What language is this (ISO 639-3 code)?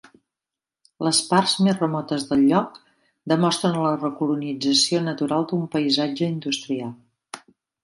cat